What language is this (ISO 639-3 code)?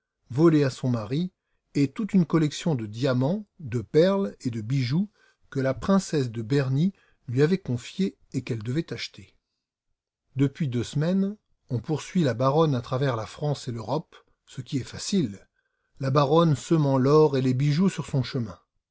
fra